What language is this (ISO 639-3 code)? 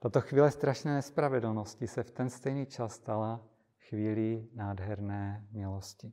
ces